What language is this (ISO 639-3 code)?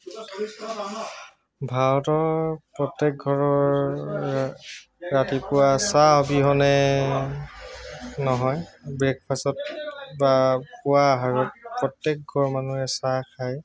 asm